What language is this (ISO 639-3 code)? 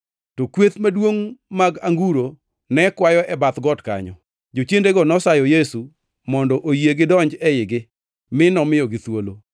luo